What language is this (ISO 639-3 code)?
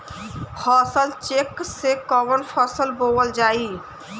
bho